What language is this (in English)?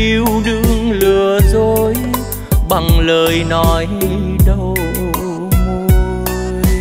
Vietnamese